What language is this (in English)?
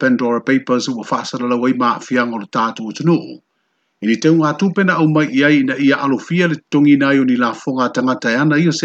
Romanian